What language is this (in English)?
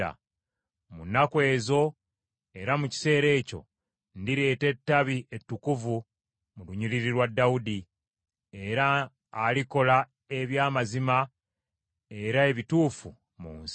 Ganda